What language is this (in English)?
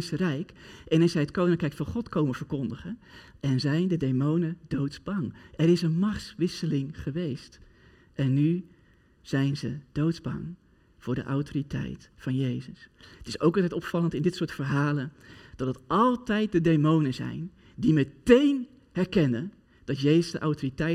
Dutch